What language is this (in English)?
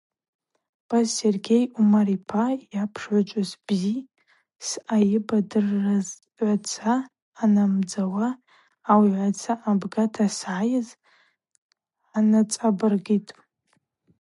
Abaza